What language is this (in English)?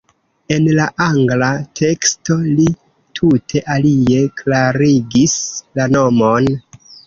Esperanto